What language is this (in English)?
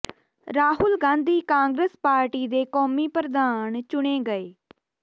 Punjabi